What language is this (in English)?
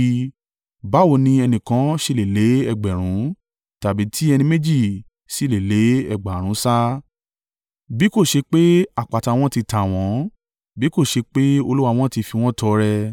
Yoruba